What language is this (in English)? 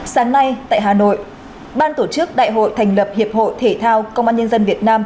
Vietnamese